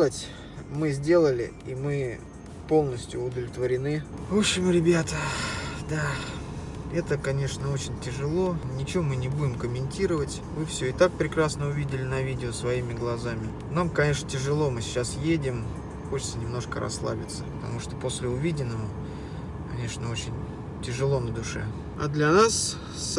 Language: Russian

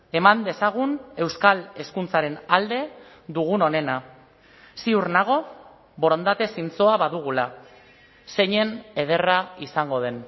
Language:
Basque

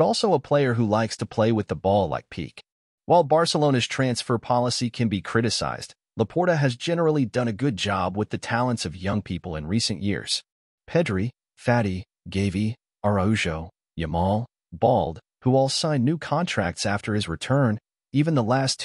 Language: English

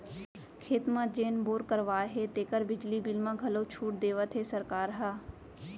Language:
Chhattisgarhi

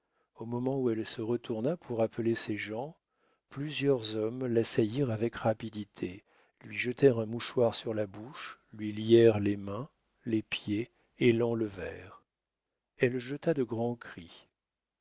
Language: French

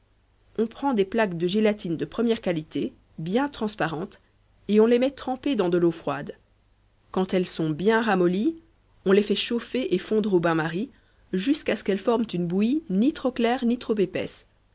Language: French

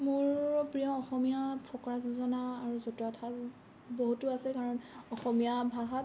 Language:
Assamese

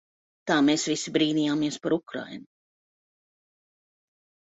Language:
Latvian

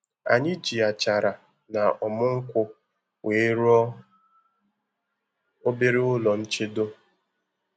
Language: Igbo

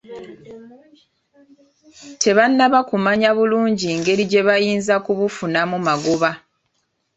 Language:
Ganda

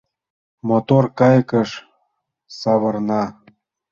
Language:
Mari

